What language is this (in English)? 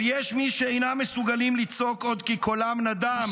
Hebrew